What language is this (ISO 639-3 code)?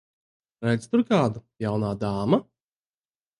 lav